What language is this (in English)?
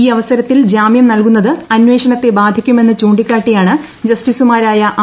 Malayalam